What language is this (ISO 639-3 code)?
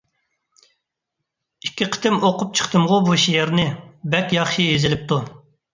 uig